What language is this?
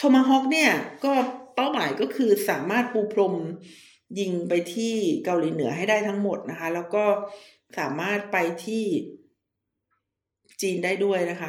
Thai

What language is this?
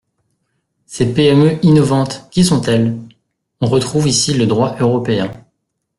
French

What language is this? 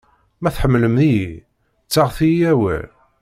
Kabyle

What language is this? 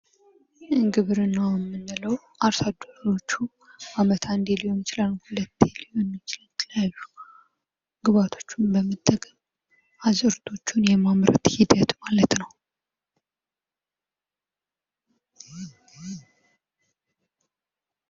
Amharic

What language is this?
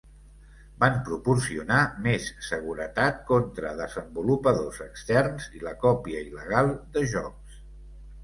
Catalan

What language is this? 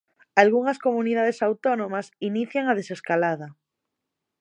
Galician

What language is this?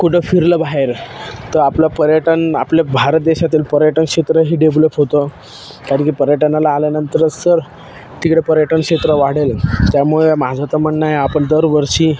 Marathi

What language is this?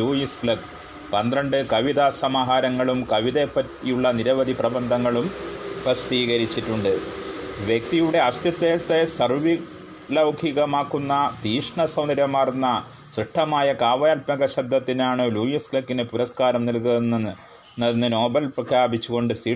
Malayalam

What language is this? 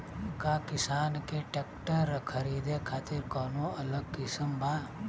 Bhojpuri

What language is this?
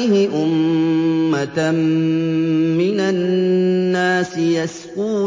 Arabic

